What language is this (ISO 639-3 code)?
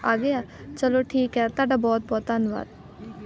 pan